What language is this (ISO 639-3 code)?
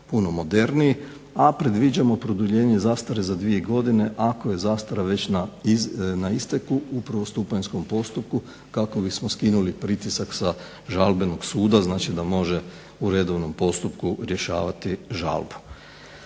hrv